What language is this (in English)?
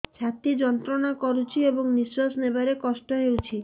Odia